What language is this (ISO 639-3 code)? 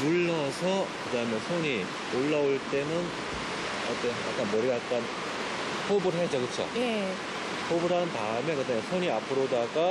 kor